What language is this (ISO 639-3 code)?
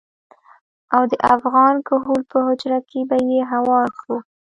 pus